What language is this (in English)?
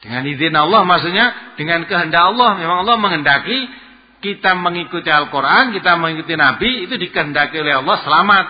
Indonesian